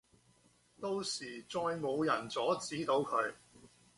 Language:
Cantonese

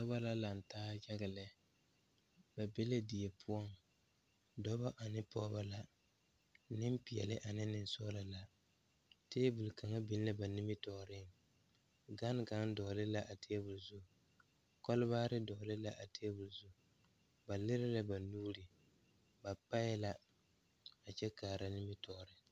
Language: Southern Dagaare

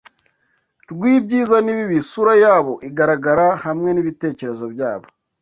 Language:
Kinyarwanda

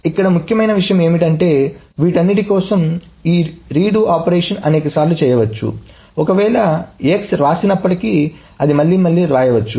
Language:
Telugu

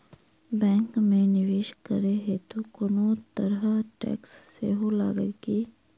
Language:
Maithili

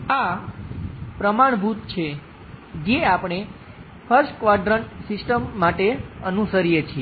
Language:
Gujarati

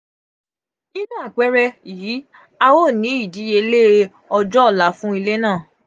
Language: Yoruba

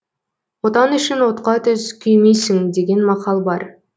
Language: Kazakh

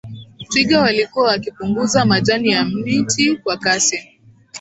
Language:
Swahili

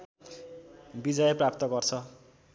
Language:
Nepali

